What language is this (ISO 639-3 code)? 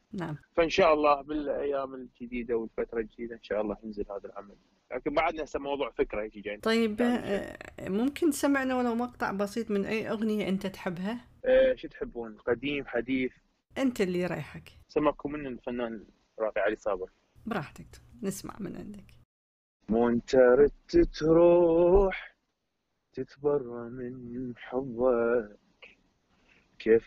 ara